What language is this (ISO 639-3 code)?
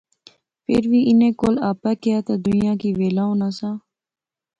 phr